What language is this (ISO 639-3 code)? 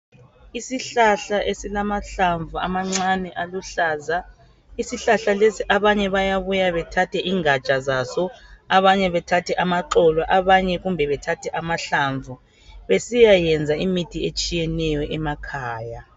nde